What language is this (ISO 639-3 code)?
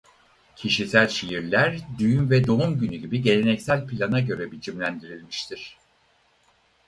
tur